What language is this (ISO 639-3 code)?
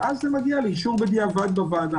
heb